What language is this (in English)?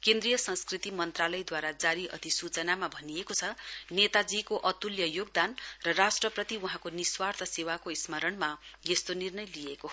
Nepali